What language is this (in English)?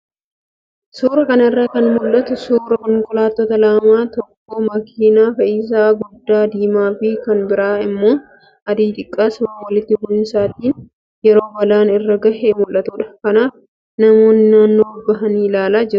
Oromo